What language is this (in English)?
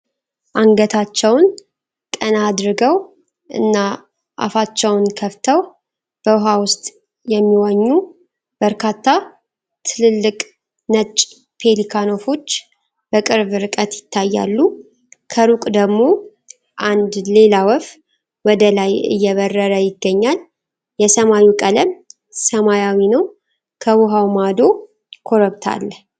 Amharic